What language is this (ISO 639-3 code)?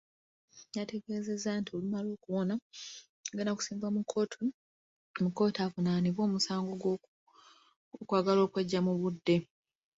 lug